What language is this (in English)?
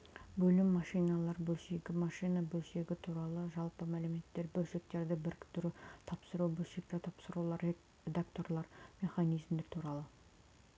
Kazakh